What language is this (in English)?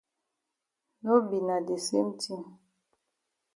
Cameroon Pidgin